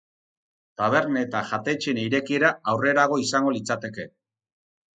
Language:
Basque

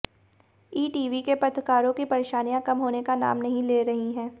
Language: Hindi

